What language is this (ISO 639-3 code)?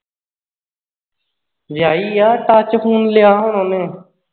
pan